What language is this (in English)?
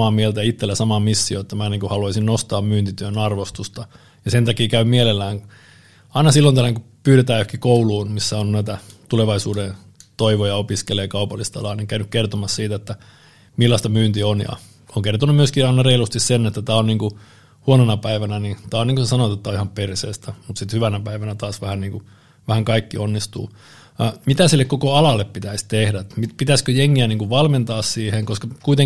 Finnish